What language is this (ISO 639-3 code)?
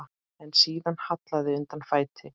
isl